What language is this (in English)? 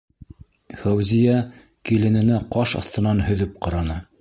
Bashkir